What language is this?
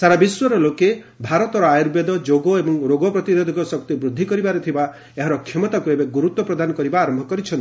Odia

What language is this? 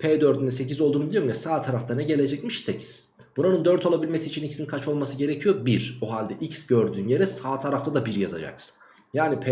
Turkish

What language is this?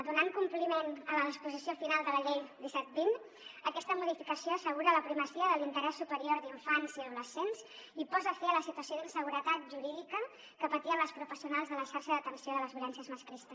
Catalan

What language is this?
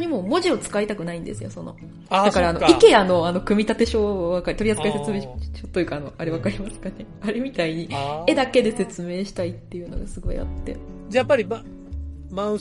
Japanese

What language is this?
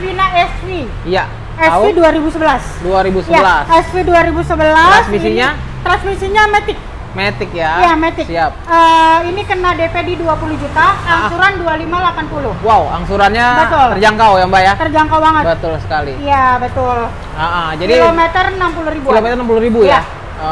Indonesian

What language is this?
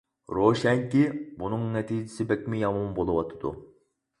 Uyghur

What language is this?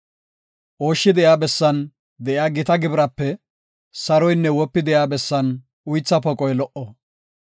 Gofa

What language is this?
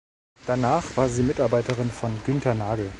German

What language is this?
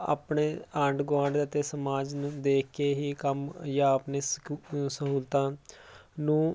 Punjabi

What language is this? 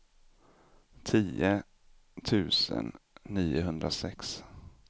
Swedish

